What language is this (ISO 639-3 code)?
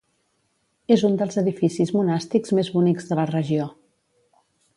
cat